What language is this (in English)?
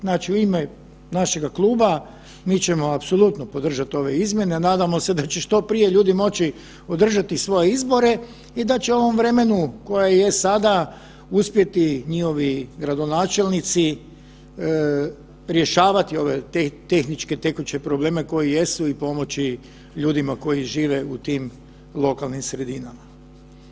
Croatian